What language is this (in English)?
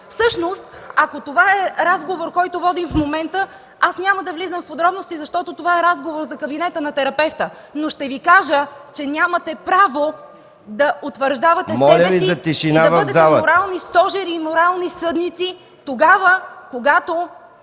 Bulgarian